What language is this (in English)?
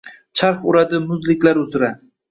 Uzbek